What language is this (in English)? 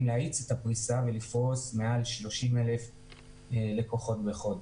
Hebrew